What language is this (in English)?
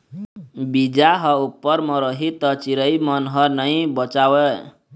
Chhattisgarhi